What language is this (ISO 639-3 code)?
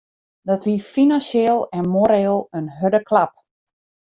fry